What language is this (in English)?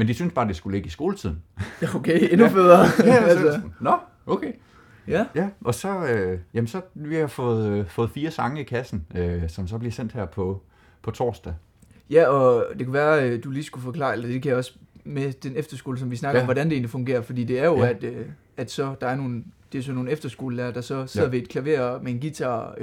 Danish